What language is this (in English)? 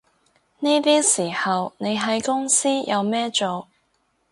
Cantonese